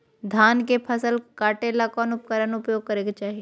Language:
Magahi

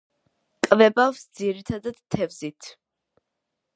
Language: Georgian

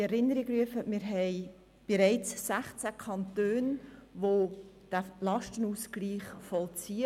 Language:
Swiss German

